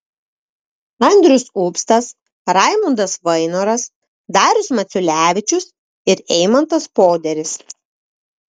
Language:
Lithuanian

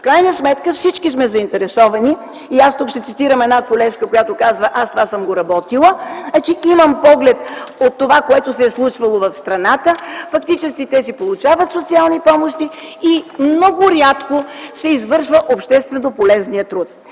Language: Bulgarian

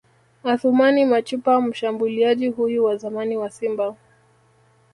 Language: Swahili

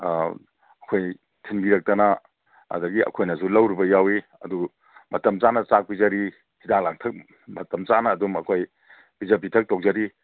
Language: Manipuri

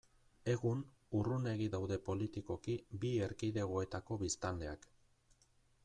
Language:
Basque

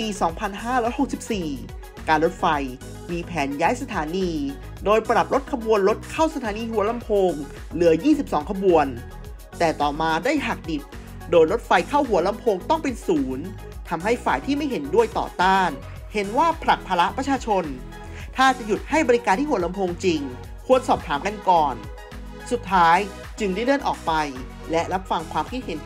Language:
Thai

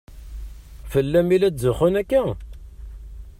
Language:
Kabyle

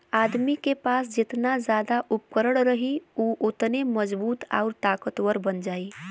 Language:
Bhojpuri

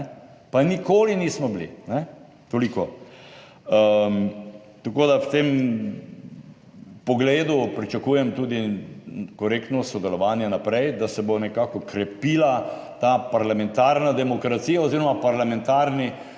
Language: Slovenian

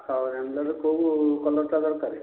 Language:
Odia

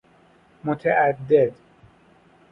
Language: Persian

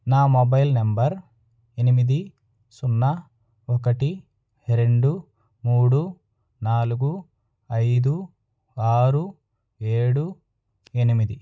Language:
Telugu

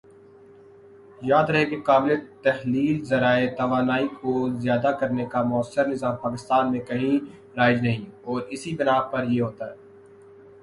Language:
Urdu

